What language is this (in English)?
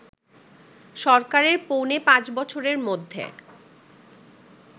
Bangla